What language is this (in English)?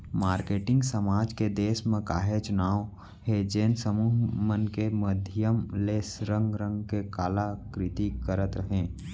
Chhattisgarhi